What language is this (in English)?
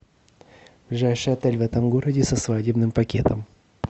Russian